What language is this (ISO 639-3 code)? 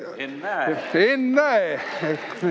est